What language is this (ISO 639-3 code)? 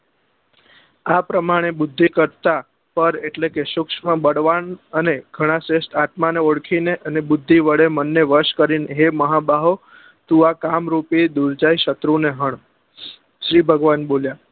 guj